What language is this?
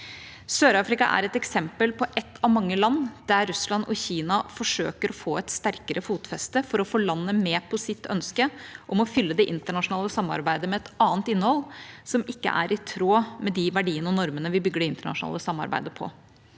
Norwegian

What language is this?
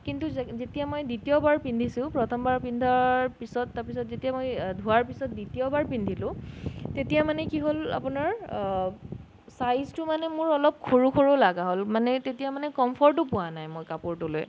Assamese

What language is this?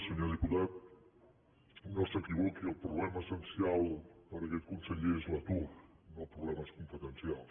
Catalan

